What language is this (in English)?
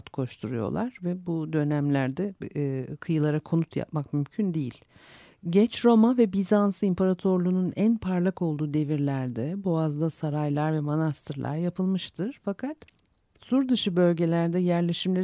Turkish